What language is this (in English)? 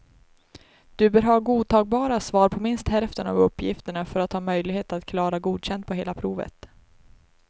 Swedish